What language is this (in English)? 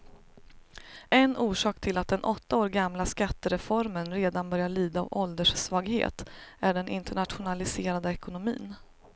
Swedish